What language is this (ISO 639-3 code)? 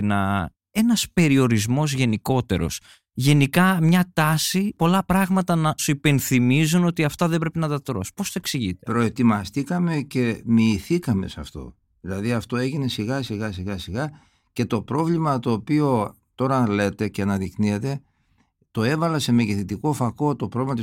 ell